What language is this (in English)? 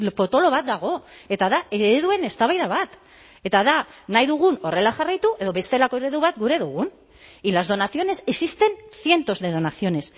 Basque